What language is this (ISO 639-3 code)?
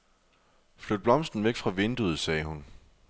dan